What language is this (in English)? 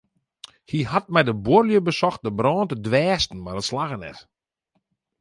Western Frisian